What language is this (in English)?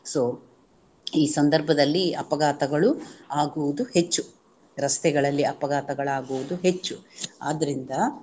Kannada